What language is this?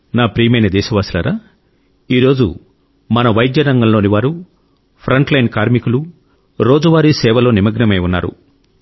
Telugu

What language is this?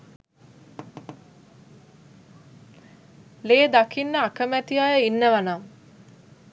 Sinhala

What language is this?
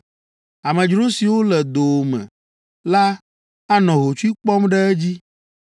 Ewe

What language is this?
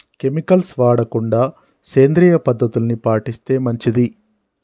Telugu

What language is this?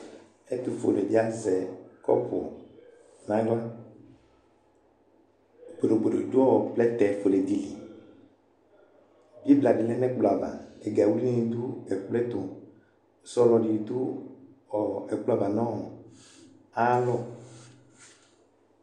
Ikposo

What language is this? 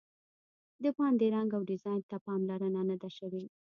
Pashto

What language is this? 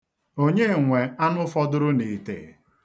Igbo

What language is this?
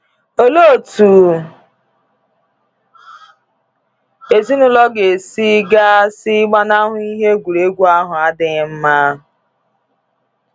Igbo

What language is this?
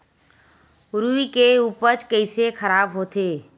Chhattisgarhi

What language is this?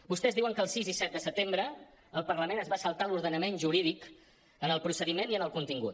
Catalan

